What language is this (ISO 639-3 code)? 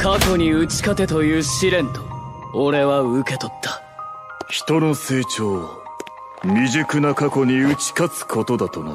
jpn